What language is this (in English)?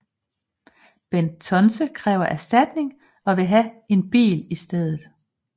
Danish